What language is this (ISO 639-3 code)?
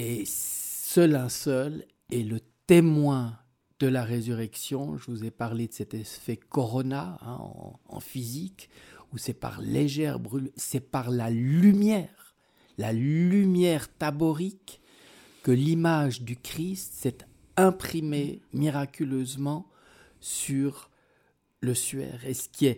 fra